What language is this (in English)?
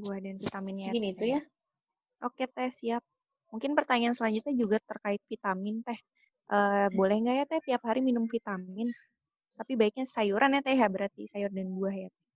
Indonesian